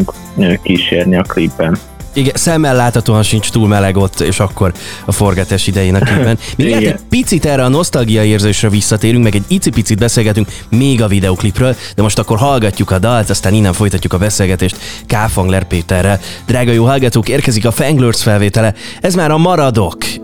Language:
Hungarian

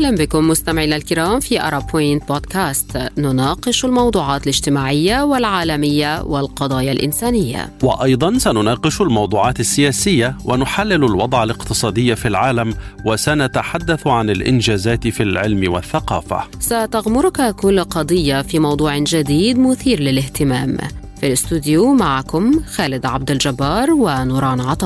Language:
Arabic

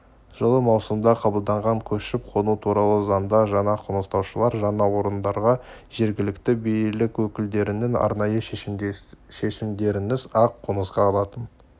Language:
Kazakh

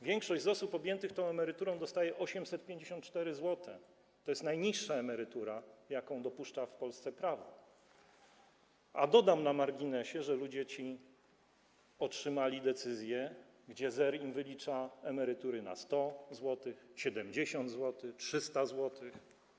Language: Polish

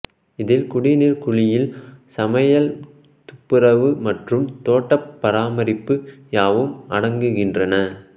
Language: Tamil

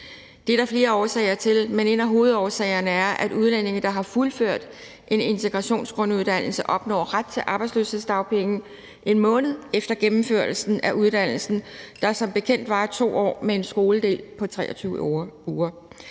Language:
Danish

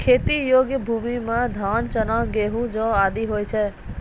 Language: Maithili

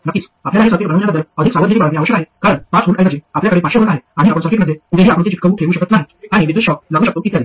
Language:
Marathi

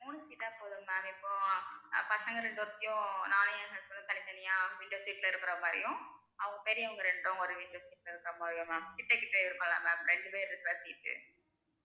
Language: Tamil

